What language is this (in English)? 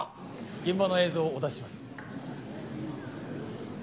Japanese